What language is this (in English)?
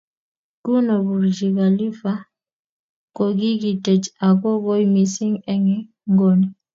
Kalenjin